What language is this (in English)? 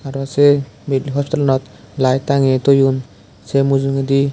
Chakma